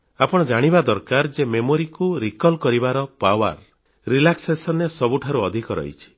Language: Odia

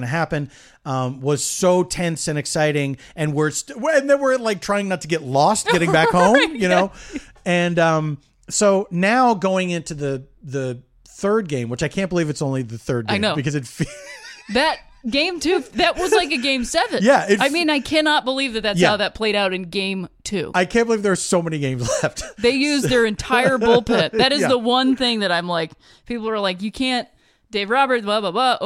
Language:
English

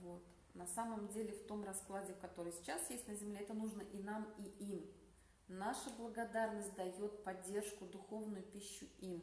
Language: Russian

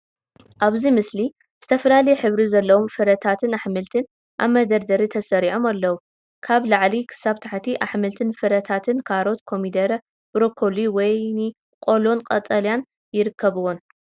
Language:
Tigrinya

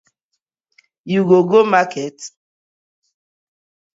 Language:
Nigerian Pidgin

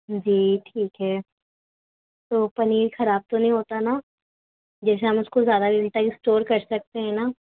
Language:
Urdu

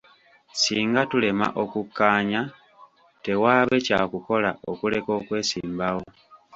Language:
Ganda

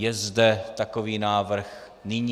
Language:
Czech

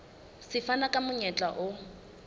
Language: Southern Sotho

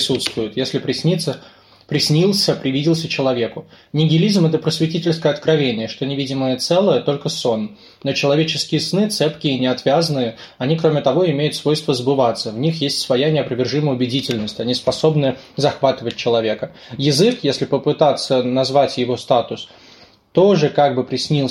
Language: Russian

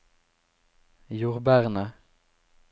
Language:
Norwegian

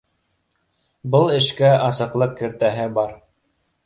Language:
Bashkir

